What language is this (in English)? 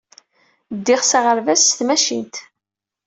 Kabyle